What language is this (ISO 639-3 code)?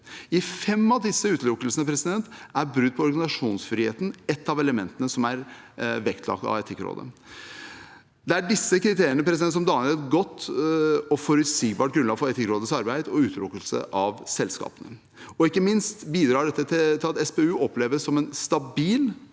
nor